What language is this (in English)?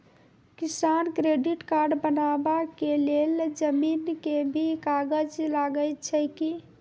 Maithili